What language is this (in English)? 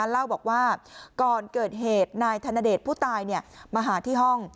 Thai